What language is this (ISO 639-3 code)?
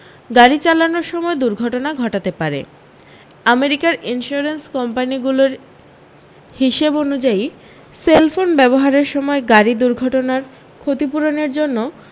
ben